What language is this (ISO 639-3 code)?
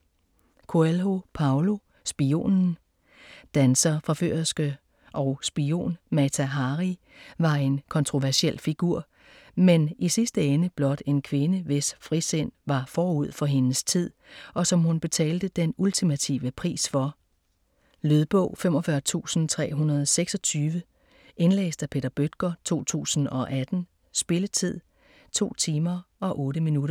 dan